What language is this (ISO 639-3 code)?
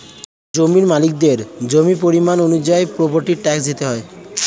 ben